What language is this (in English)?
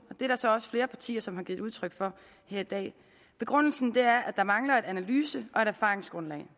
Danish